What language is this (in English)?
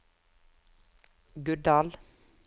Norwegian